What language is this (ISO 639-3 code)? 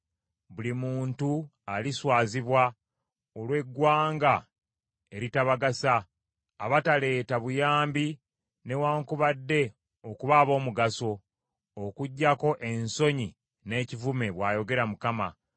lug